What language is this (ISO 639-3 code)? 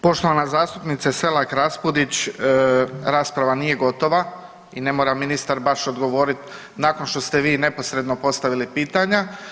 hrv